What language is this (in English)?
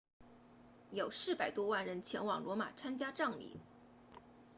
Chinese